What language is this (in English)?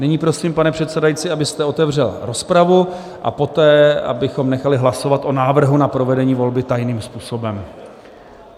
Czech